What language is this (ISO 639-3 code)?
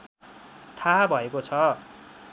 nep